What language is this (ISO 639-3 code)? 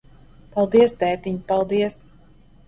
lav